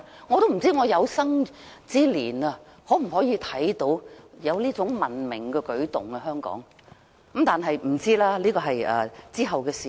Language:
Cantonese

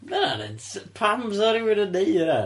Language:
Welsh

